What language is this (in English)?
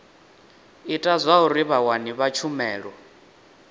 Venda